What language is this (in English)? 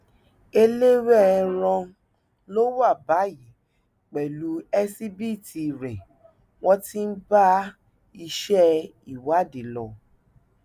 Yoruba